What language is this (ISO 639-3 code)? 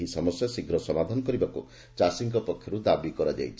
ori